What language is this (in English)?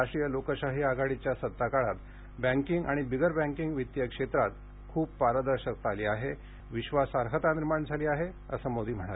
Marathi